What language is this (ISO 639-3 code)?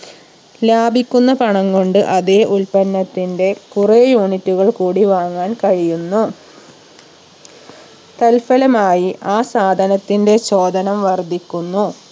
mal